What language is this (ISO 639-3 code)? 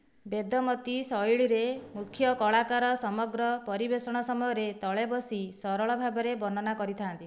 ori